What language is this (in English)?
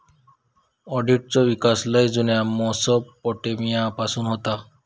Marathi